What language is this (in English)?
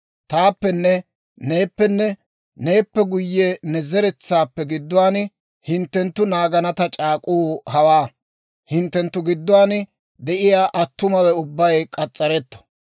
Dawro